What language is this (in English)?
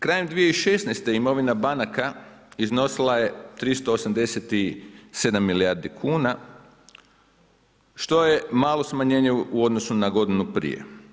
Croatian